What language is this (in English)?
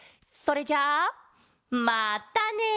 Japanese